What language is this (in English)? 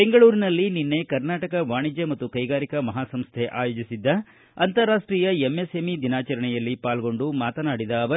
Kannada